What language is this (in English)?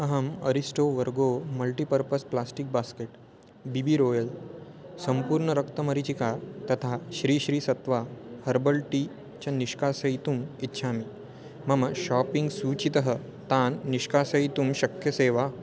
Sanskrit